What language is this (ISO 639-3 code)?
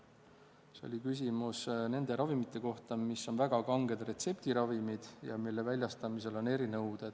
est